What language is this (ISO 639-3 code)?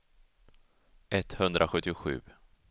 swe